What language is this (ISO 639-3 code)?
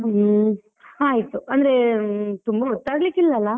kan